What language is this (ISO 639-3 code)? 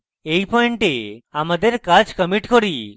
ben